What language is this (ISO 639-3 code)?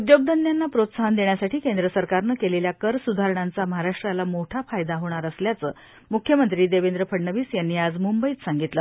mar